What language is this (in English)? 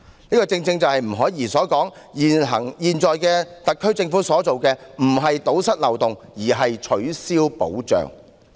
Cantonese